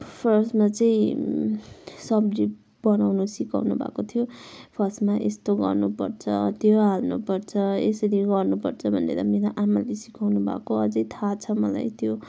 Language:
Nepali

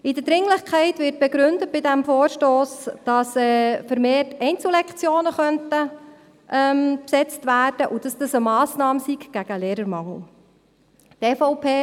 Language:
Swiss German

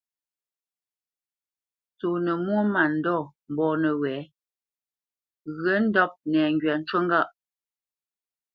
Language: Bamenyam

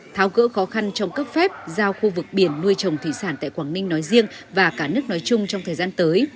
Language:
Vietnamese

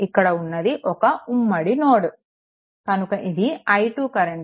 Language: Telugu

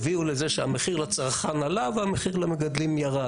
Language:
Hebrew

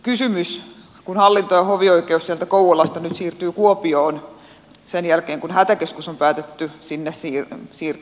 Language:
Finnish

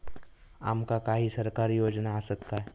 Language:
Marathi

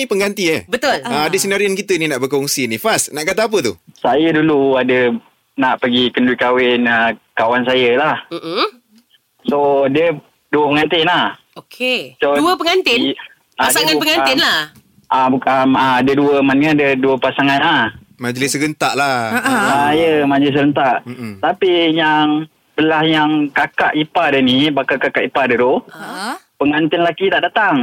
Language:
Malay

